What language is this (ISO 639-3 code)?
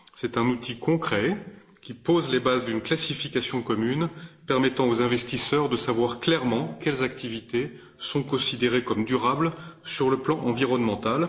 fra